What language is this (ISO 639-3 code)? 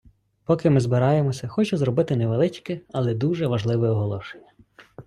ukr